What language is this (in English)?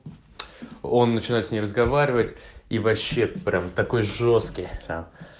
Russian